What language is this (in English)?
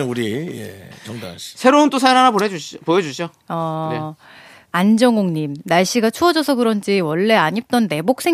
Korean